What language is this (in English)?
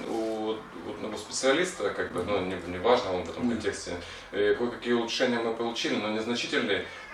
Russian